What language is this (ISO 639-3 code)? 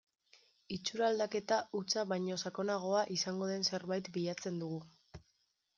eus